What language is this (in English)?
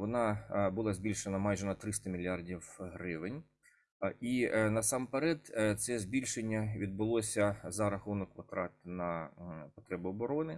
Ukrainian